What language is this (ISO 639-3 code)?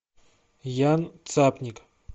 rus